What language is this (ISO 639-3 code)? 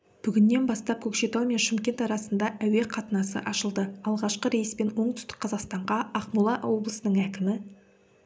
kaz